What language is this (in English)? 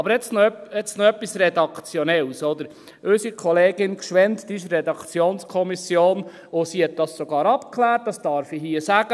Swiss German